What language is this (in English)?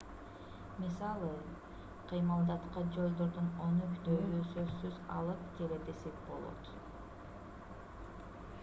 Kyrgyz